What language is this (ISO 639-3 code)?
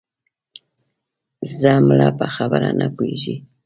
pus